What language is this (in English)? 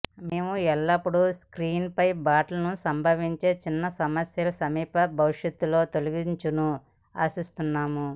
Telugu